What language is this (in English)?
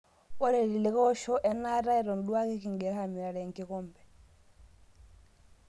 Masai